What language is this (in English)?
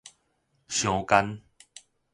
Min Nan Chinese